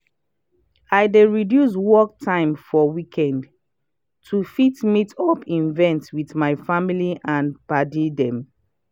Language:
Nigerian Pidgin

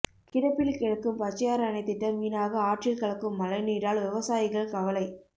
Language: Tamil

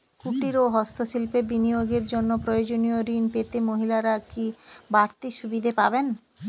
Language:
Bangla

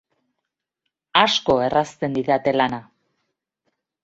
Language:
Basque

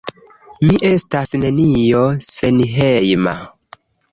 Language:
Esperanto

